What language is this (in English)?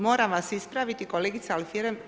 Croatian